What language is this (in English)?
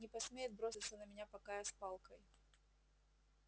Russian